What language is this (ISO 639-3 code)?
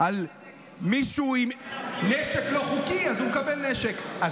heb